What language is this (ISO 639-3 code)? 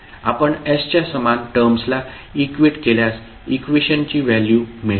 mar